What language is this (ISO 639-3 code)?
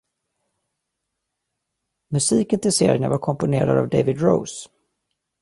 swe